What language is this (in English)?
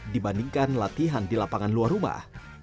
Indonesian